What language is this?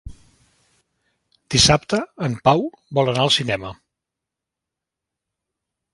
Catalan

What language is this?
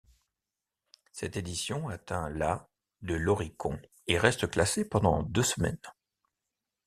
French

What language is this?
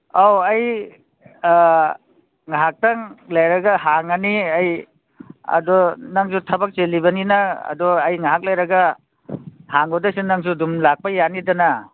Manipuri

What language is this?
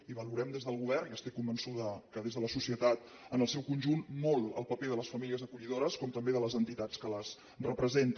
Catalan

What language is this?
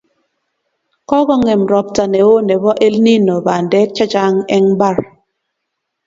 Kalenjin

